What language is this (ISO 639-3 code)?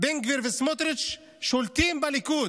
heb